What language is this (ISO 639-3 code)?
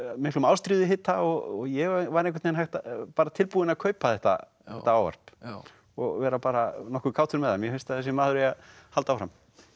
isl